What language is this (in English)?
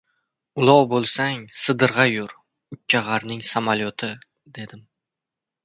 Uzbek